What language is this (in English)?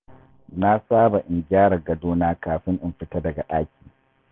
Hausa